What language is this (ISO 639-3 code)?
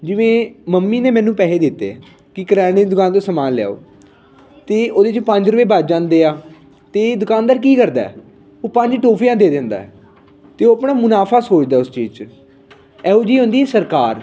pan